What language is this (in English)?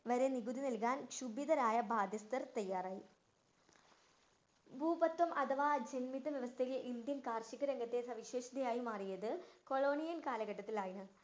Malayalam